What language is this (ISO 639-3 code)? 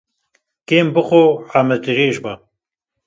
kur